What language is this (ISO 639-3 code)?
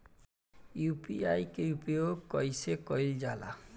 bho